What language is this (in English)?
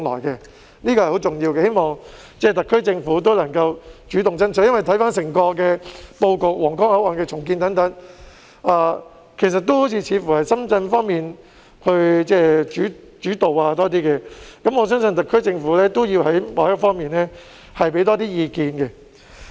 Cantonese